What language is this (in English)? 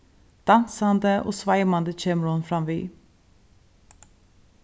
Faroese